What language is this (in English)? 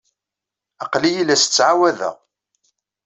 Kabyle